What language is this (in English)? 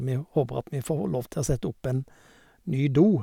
Norwegian